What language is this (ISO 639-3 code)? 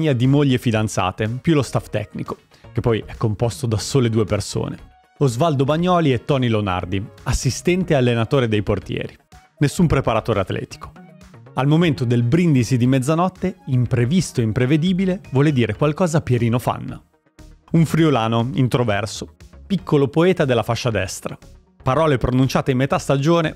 ita